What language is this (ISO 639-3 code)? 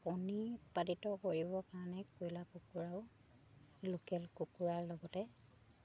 asm